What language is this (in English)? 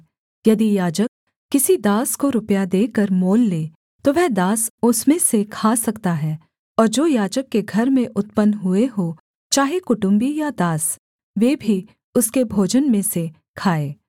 Hindi